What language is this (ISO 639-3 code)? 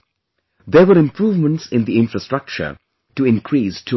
eng